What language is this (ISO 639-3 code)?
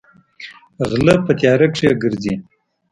pus